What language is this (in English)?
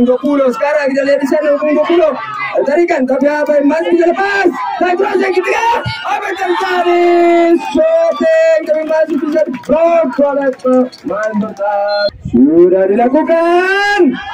Indonesian